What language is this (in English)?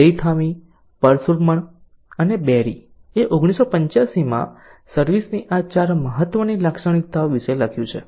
Gujarati